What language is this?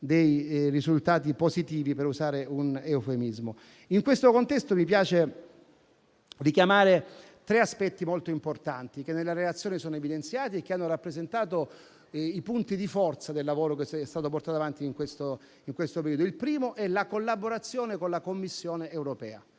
Italian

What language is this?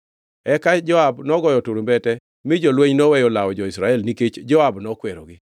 Luo (Kenya and Tanzania)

